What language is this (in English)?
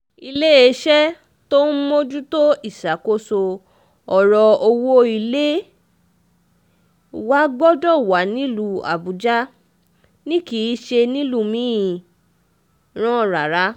Yoruba